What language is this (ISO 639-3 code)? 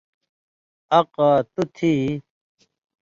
mvy